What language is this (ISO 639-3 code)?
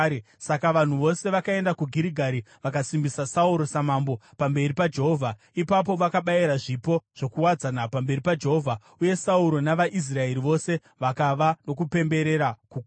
sna